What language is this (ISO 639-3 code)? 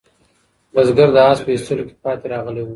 pus